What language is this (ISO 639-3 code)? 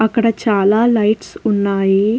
tel